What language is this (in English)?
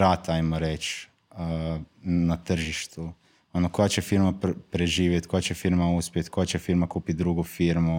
Croatian